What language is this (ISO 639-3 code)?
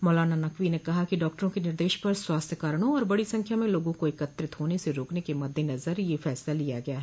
hin